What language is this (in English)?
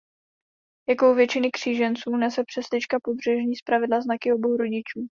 Czech